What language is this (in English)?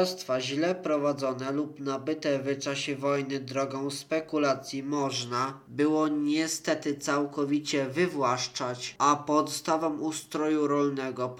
Polish